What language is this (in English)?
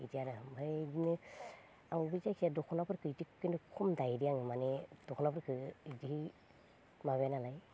Bodo